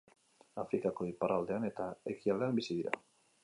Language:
Basque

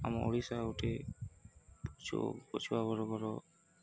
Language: Odia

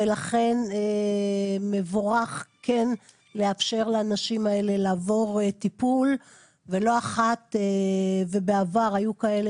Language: Hebrew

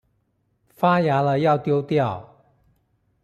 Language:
Chinese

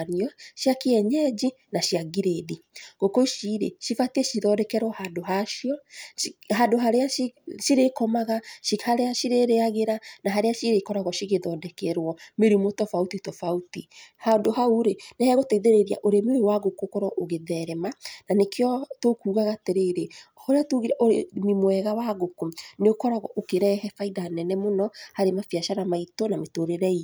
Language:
Kikuyu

